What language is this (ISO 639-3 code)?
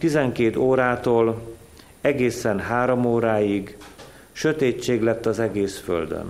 hun